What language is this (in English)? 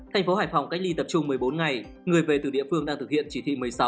Vietnamese